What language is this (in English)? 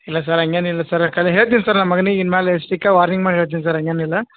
Kannada